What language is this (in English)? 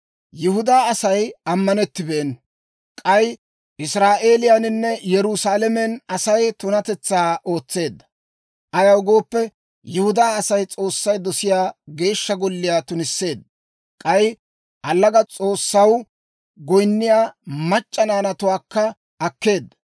Dawro